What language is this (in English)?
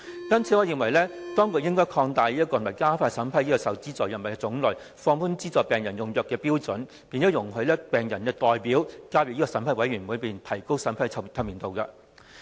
Cantonese